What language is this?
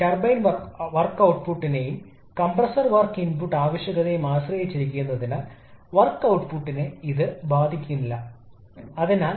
Malayalam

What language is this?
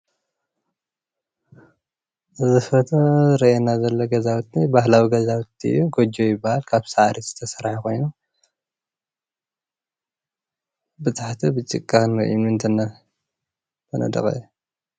Tigrinya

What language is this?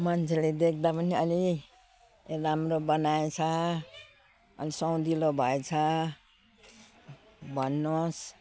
Nepali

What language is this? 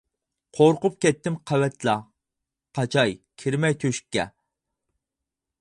Uyghur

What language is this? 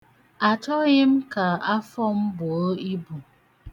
Igbo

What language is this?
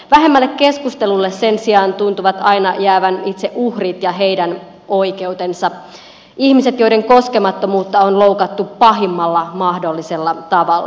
Finnish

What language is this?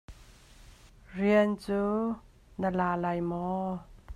Hakha Chin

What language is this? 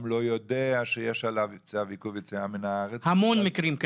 Hebrew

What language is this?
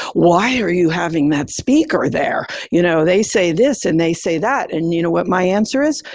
English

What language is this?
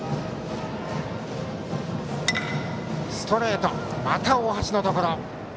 Japanese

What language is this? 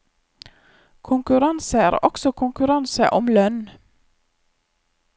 Norwegian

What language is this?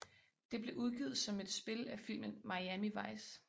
Danish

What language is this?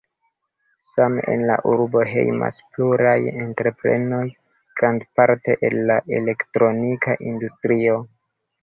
Esperanto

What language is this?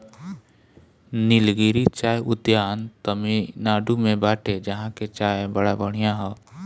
Bhojpuri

